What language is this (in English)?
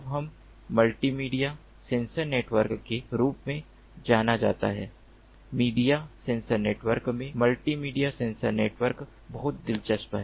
Hindi